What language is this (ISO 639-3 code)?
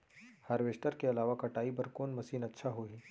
hne